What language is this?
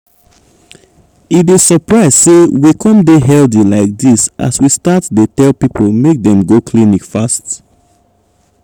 Nigerian Pidgin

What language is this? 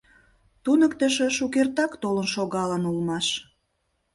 Mari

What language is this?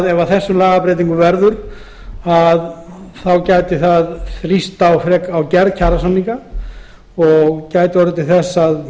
Icelandic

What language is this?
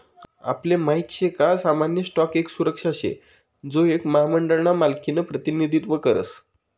Marathi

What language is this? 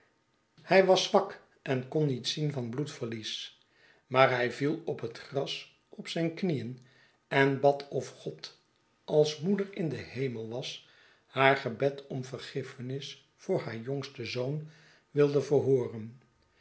Dutch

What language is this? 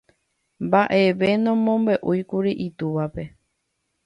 Guarani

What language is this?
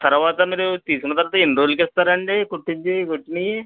Telugu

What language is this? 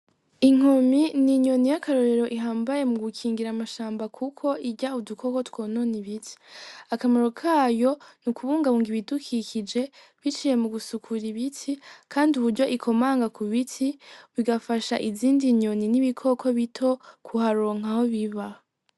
Rundi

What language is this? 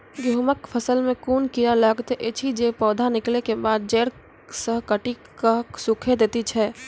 Maithili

